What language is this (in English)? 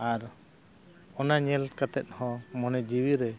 Santali